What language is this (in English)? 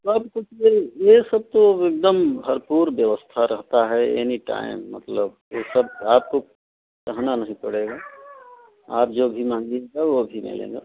Hindi